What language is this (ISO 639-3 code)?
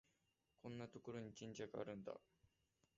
jpn